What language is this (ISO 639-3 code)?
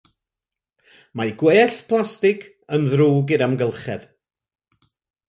cym